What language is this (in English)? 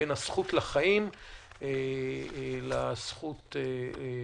Hebrew